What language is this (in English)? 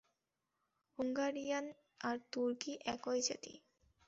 Bangla